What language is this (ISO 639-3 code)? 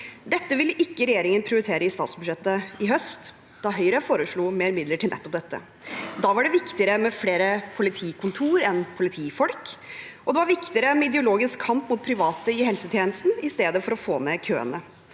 nor